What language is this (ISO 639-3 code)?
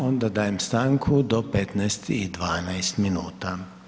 hrv